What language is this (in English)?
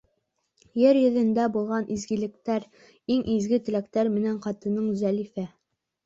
Bashkir